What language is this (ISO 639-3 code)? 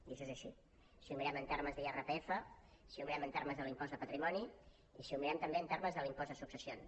cat